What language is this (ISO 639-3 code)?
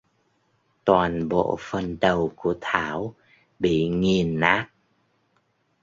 vie